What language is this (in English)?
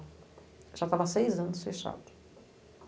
Portuguese